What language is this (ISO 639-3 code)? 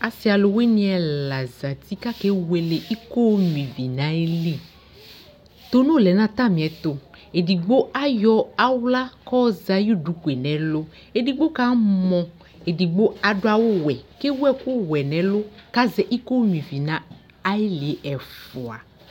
kpo